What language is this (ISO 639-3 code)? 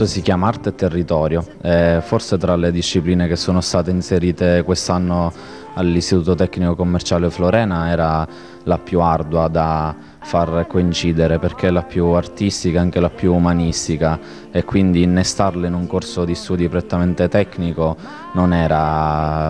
ita